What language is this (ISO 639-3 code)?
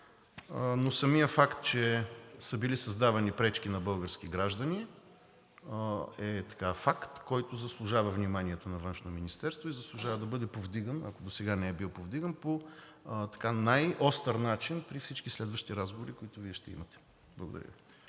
bul